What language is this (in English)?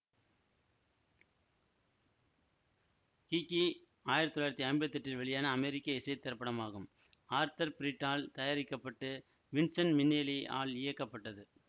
Tamil